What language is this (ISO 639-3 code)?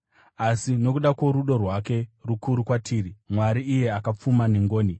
sna